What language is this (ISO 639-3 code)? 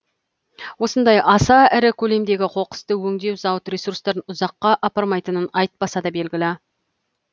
kaz